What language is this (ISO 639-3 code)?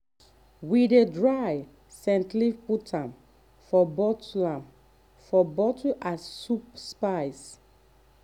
pcm